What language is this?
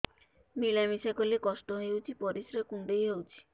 Odia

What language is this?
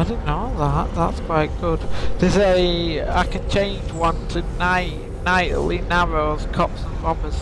English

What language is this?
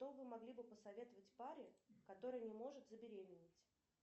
Russian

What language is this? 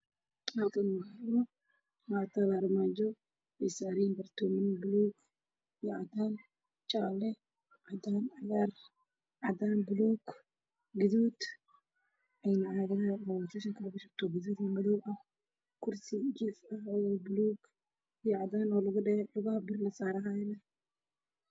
Somali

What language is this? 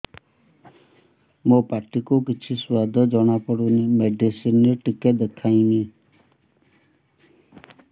Odia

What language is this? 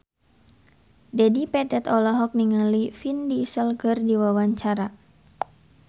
Sundanese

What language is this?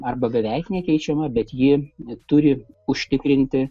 Lithuanian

